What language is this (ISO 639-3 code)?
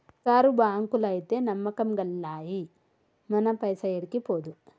tel